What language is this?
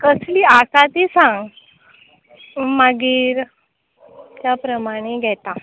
Konkani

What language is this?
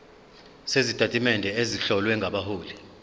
Zulu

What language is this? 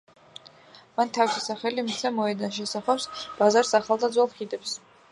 Georgian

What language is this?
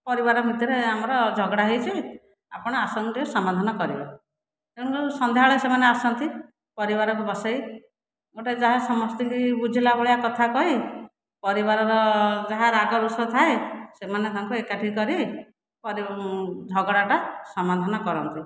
Odia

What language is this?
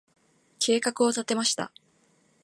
Japanese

